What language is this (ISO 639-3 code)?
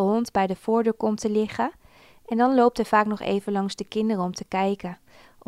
nld